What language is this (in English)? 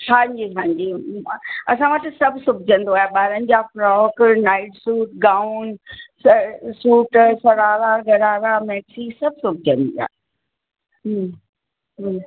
Sindhi